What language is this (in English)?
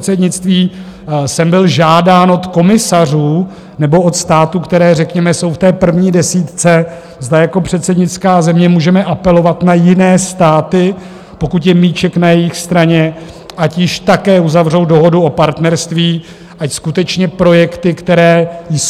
Czech